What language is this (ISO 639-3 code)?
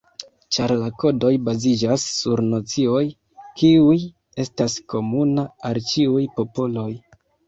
epo